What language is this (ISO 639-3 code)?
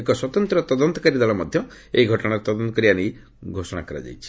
ori